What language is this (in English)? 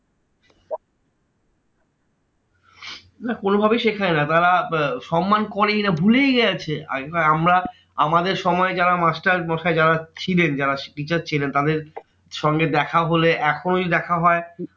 Bangla